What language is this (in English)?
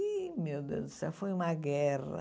Portuguese